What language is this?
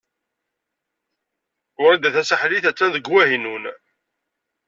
Kabyle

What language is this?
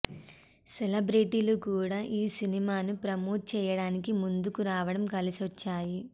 Telugu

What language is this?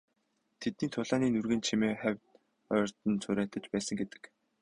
Mongolian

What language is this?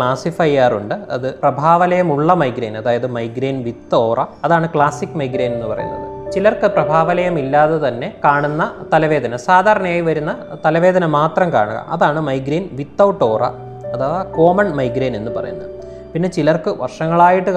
Malayalam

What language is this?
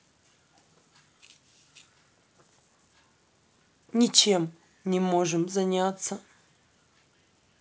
Russian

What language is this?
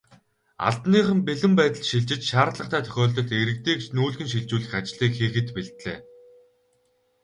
Mongolian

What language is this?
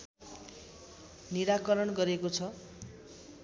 Nepali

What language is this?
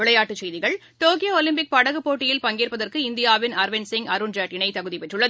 Tamil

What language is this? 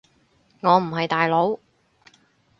Cantonese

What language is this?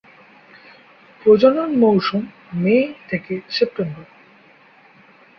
Bangla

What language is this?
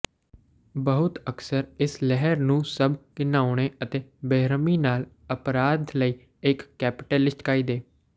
Punjabi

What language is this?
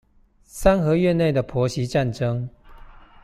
Chinese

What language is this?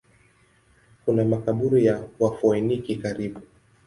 Swahili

